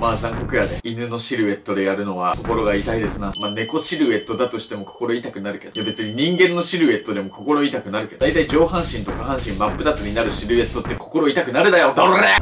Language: Japanese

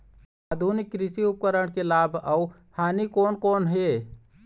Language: Chhattisgarhi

